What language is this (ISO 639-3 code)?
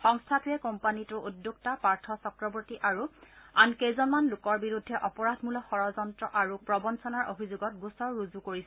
asm